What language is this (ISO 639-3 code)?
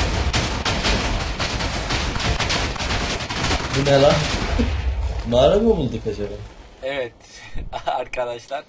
tur